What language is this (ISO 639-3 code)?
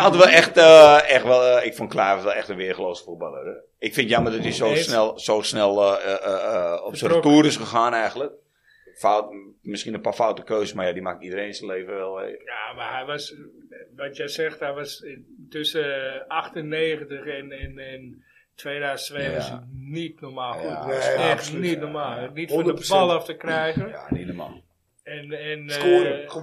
nld